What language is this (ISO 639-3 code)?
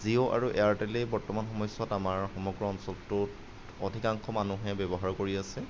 asm